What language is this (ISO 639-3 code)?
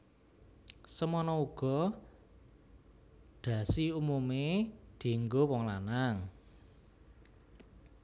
jav